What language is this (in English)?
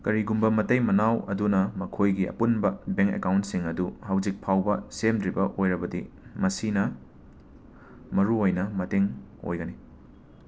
Manipuri